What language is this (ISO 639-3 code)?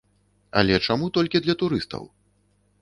bel